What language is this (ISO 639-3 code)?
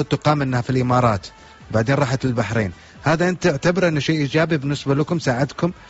ara